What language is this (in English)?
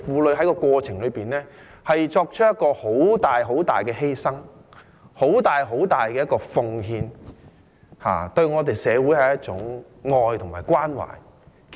Cantonese